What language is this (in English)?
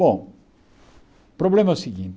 Portuguese